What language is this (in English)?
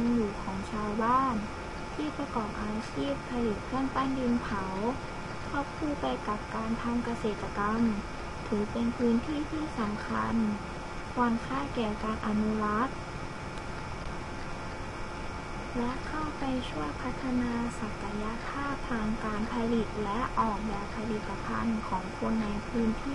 Thai